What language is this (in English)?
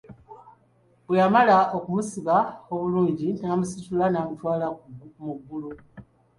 Ganda